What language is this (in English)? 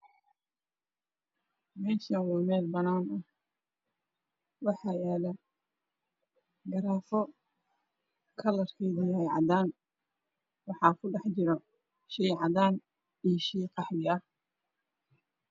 Somali